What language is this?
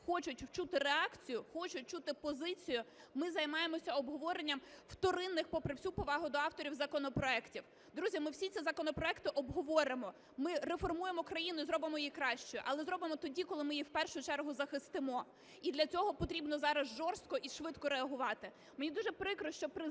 Ukrainian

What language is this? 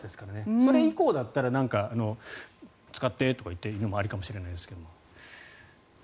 Japanese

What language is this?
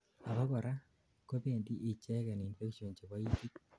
Kalenjin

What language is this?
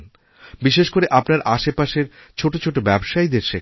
Bangla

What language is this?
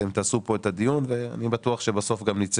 Hebrew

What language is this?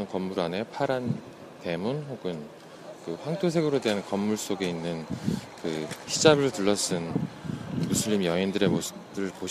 Korean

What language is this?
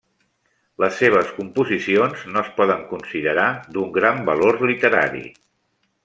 Catalan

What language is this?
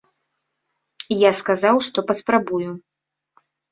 Belarusian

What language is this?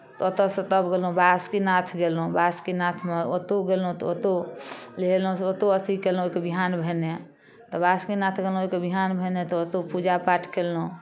Maithili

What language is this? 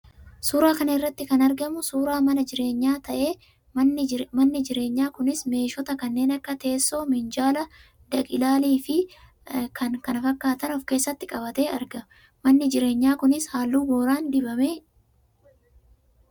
Oromo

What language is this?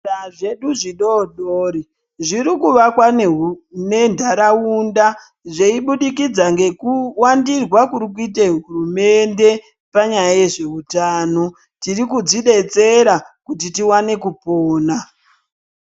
Ndau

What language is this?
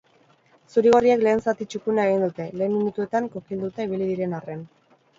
Basque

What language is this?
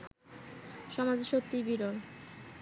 Bangla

